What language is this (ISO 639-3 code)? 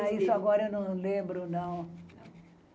por